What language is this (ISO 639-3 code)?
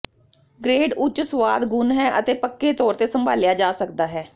pan